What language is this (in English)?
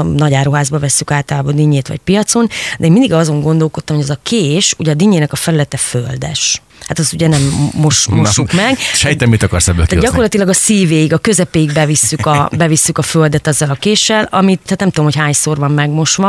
Hungarian